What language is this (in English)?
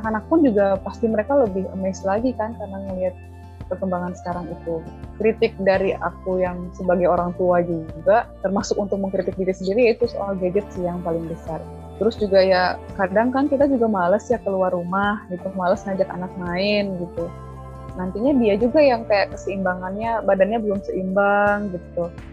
Indonesian